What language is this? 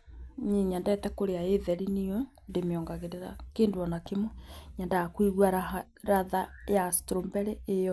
Kikuyu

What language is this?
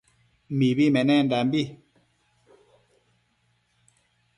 Matsés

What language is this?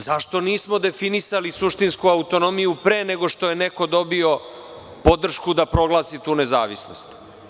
Serbian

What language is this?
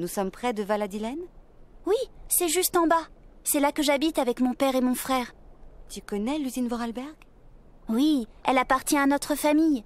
French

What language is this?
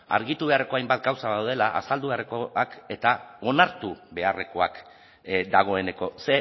Basque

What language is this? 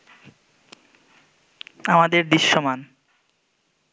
Bangla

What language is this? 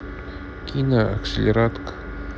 Russian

